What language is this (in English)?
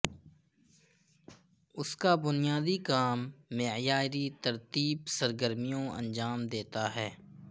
Urdu